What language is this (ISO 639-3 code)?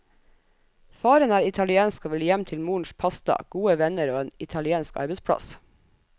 nor